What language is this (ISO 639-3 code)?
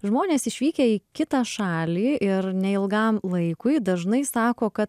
lit